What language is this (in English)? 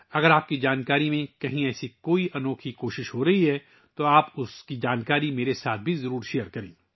Urdu